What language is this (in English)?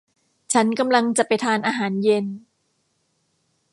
Thai